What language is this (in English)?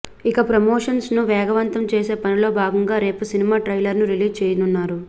Telugu